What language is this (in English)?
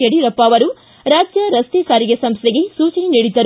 Kannada